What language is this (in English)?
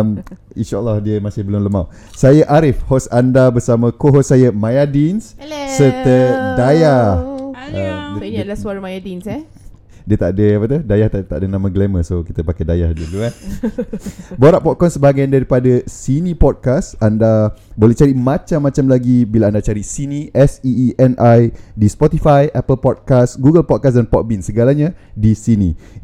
Malay